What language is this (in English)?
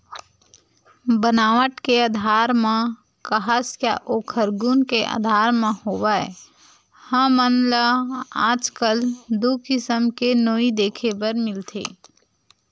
Chhattisgarhi